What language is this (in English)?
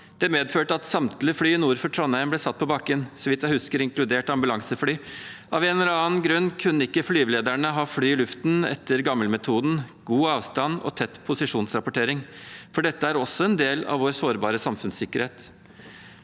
Norwegian